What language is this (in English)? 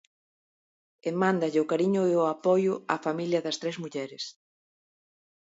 Galician